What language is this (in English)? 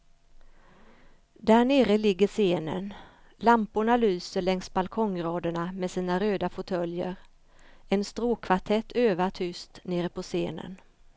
Swedish